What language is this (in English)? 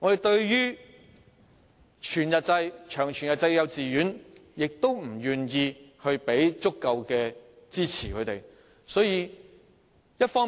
Cantonese